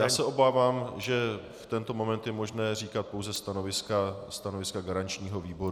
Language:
Czech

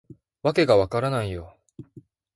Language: Japanese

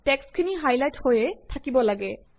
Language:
Assamese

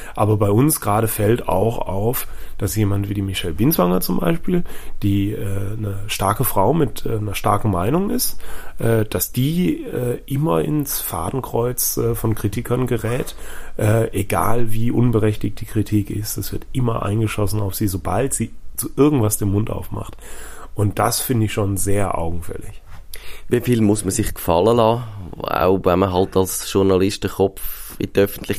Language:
German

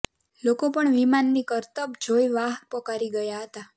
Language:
Gujarati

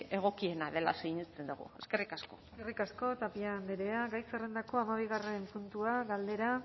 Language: Basque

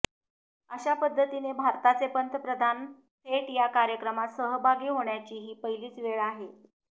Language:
Marathi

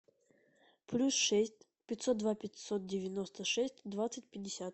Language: Russian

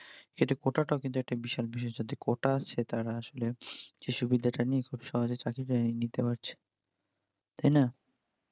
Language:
Bangla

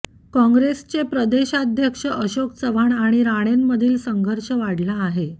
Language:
Marathi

